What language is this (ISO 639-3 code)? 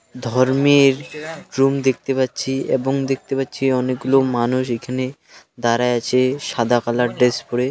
ben